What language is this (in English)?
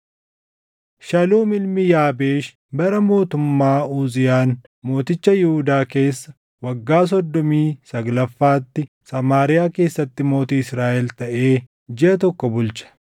Oromo